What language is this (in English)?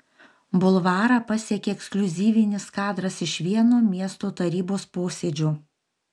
Lithuanian